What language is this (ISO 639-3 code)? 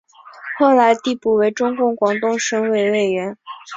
zho